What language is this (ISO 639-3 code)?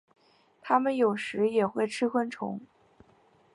zho